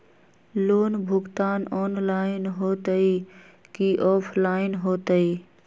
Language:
Magahi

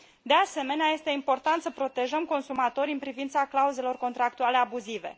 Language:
Romanian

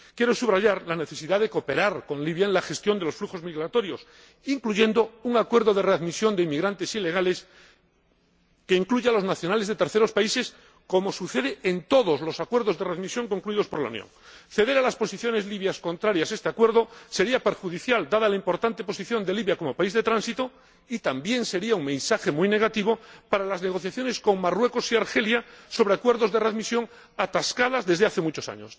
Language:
Spanish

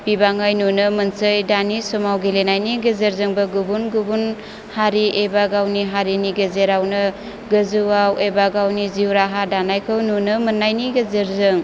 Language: Bodo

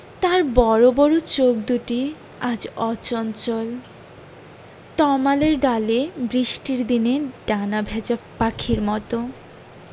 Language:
Bangla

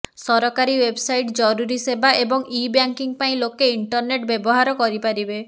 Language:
Odia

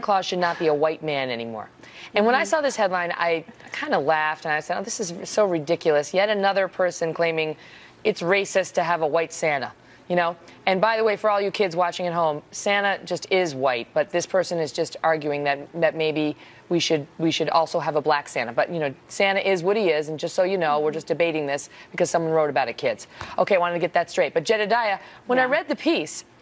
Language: English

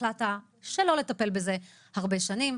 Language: Hebrew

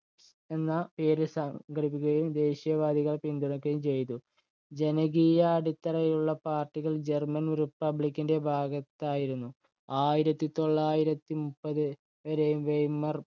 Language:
Malayalam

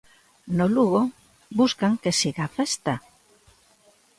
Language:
Galician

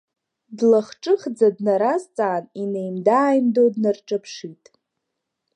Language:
Abkhazian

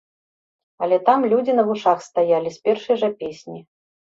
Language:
Belarusian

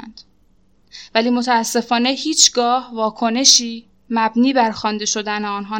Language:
Persian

